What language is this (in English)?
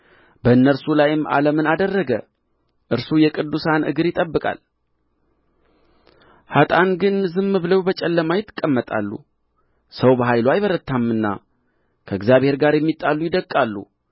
Amharic